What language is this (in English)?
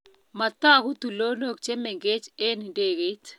Kalenjin